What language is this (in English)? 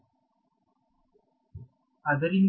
Kannada